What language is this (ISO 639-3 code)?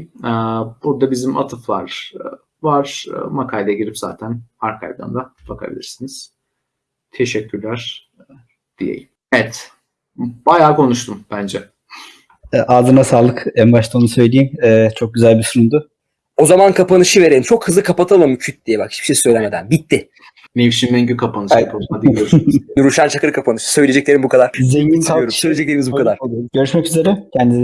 tur